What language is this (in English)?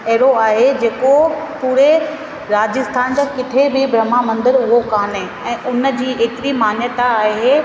Sindhi